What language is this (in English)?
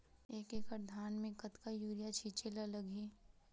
Chhattisgarhi